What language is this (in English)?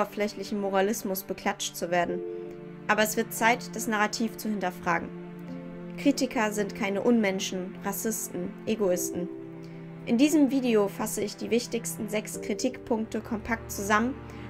German